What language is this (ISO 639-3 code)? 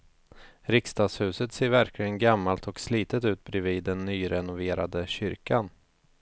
swe